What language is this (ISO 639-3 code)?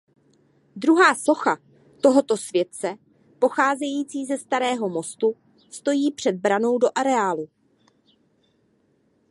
ces